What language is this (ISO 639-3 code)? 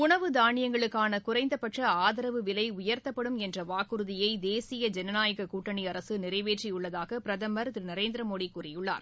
tam